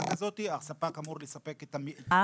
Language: Hebrew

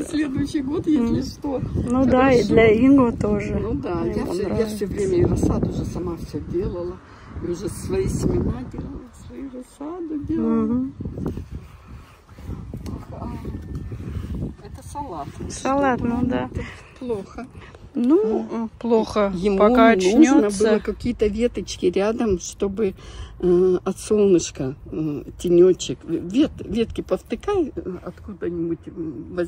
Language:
Russian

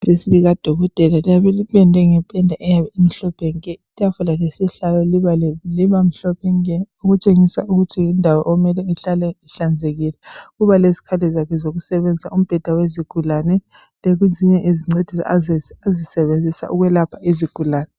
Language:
North Ndebele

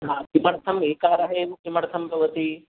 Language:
Sanskrit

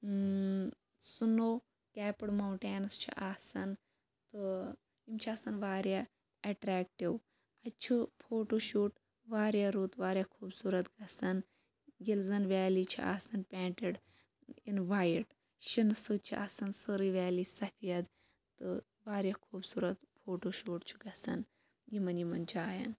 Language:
Kashmiri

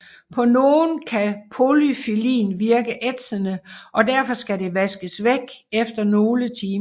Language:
Danish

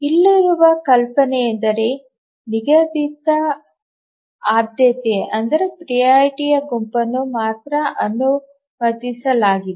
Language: Kannada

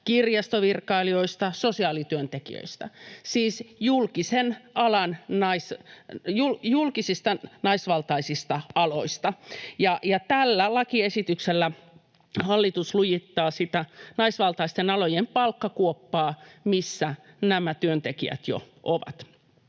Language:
Finnish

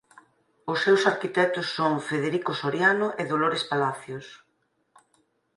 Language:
Galician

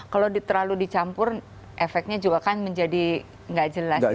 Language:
Indonesian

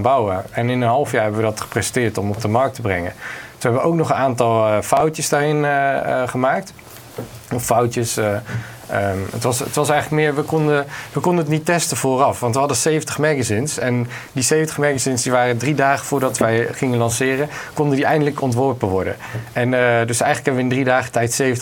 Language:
Dutch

